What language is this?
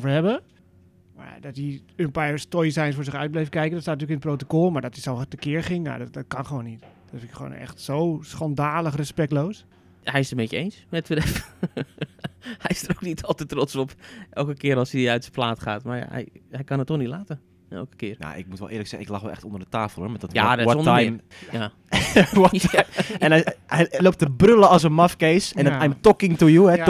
Dutch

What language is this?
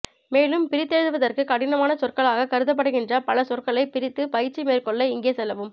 Tamil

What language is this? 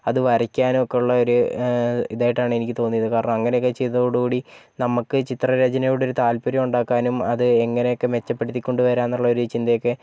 Malayalam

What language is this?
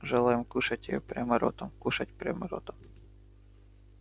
Russian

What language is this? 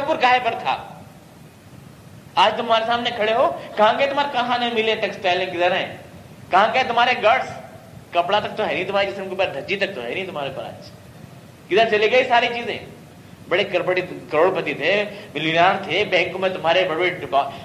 Urdu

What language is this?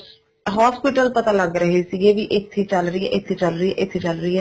Punjabi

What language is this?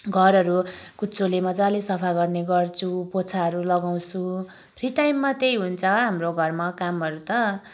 Nepali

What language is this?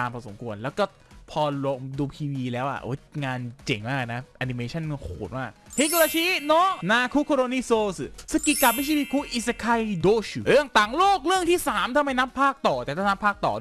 Thai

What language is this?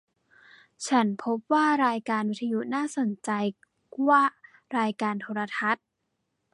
Thai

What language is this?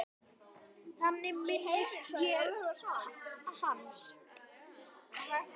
Icelandic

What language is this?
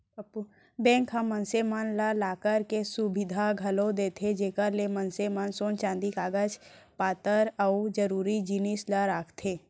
Chhattisgarhi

